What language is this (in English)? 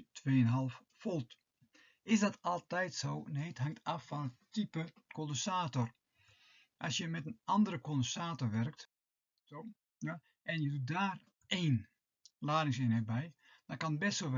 Dutch